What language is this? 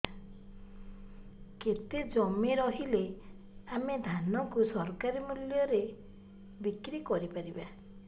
Odia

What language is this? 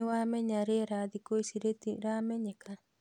Kikuyu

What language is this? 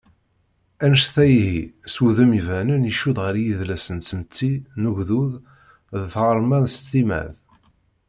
Kabyle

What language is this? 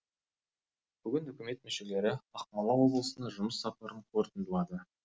Kazakh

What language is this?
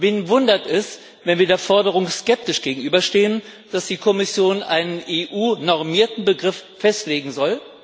German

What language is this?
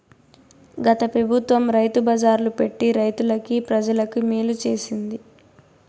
Telugu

